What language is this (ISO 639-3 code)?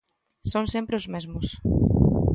glg